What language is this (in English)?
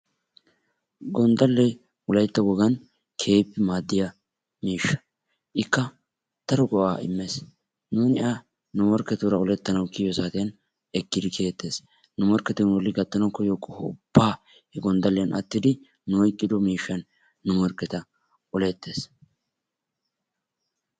Wolaytta